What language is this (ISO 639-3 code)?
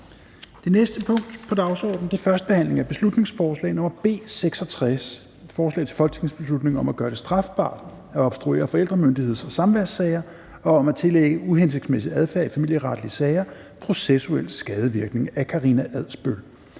dan